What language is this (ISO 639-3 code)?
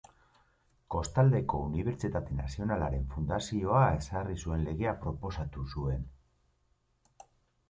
eus